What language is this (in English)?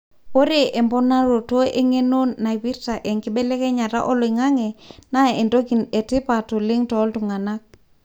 Masai